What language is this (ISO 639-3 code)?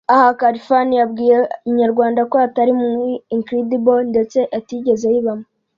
kin